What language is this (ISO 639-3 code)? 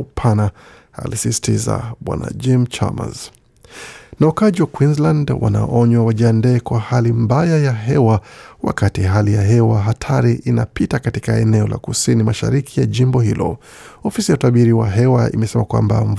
swa